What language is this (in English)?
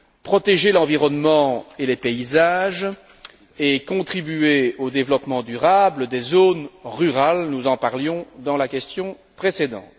French